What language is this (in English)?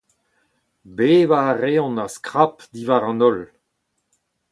Breton